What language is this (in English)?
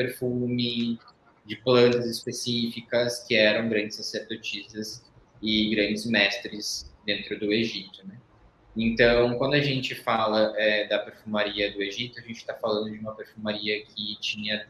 Portuguese